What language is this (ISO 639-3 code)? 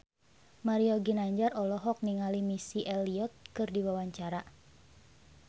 sun